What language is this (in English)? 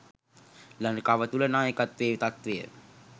Sinhala